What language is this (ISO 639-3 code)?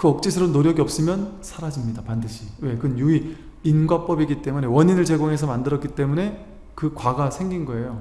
kor